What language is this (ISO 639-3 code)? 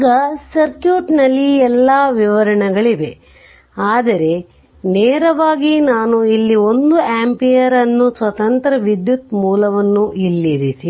kan